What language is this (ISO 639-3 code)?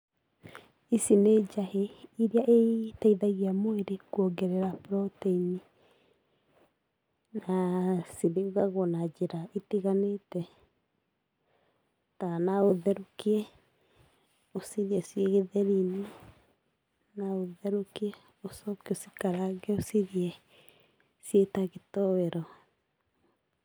kik